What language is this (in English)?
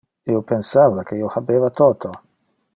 Interlingua